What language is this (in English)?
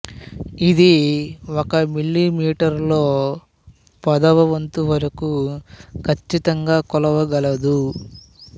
Telugu